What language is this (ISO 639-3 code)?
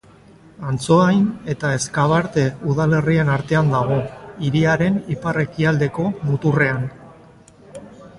eus